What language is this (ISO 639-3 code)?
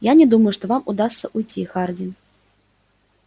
rus